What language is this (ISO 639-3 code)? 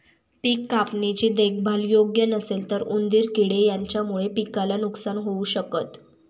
mar